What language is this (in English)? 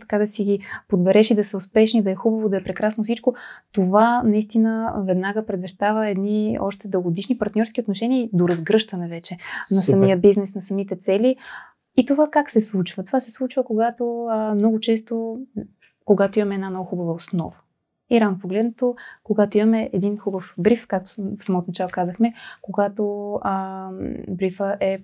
Bulgarian